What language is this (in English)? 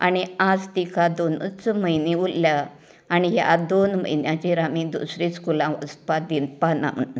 Konkani